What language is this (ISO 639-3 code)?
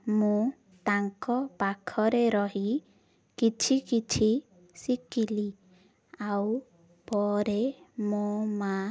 ori